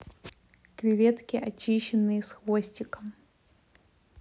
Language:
Russian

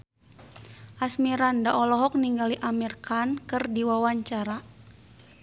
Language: Sundanese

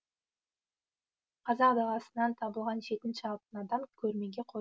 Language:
Kazakh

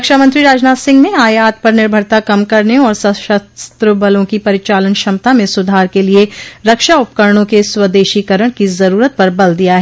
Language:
Hindi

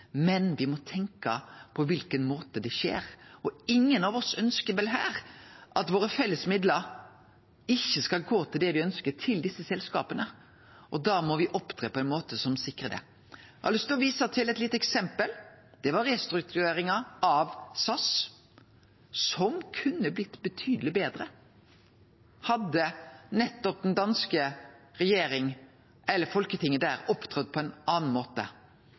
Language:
Norwegian Nynorsk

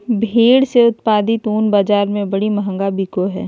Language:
Magahi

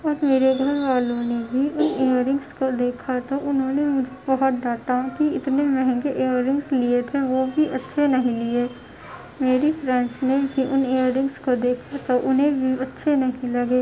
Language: Urdu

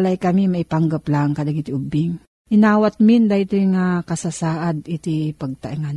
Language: Filipino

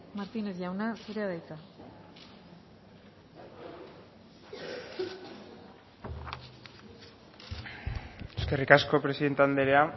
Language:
Basque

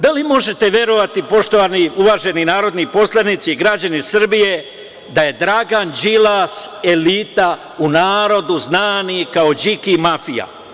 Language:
Serbian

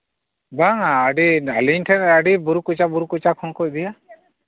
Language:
Santali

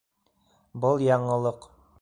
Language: Bashkir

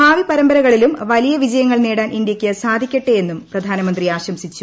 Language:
Malayalam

